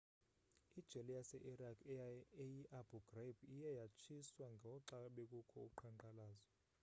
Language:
Xhosa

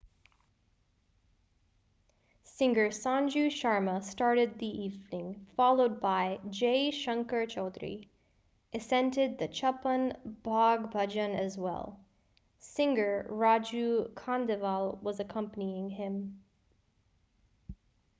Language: English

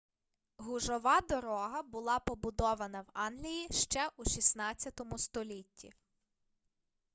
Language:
Ukrainian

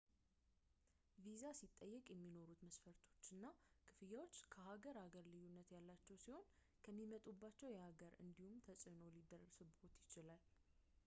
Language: Amharic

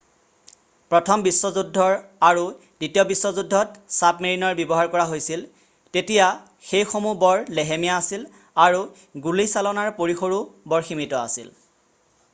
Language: Assamese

